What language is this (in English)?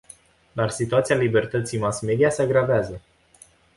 Romanian